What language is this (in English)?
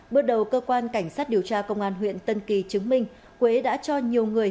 Vietnamese